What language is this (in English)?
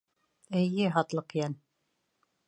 Bashkir